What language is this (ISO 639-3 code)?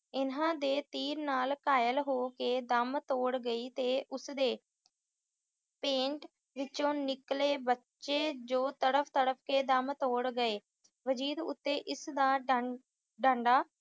pan